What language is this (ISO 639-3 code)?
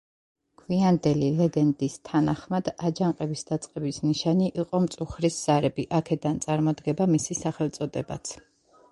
kat